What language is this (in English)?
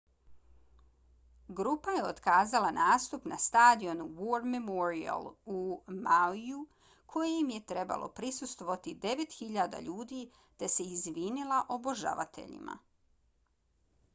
Bosnian